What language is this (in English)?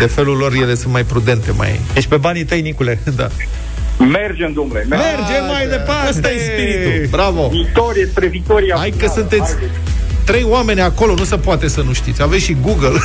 Romanian